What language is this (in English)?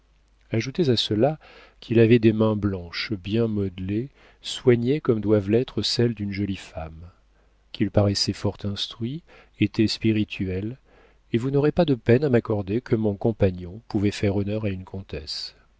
French